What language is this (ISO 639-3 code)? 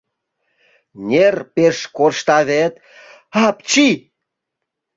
chm